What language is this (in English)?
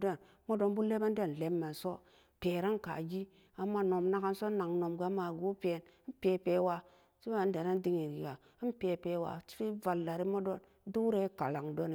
Samba Daka